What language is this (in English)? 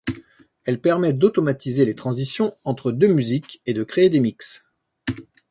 French